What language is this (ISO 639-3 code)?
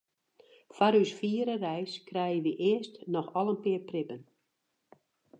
fry